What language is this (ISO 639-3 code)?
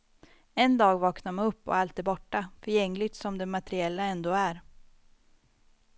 swe